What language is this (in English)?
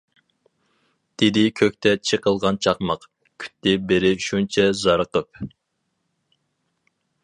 Uyghur